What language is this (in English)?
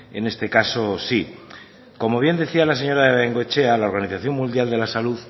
Spanish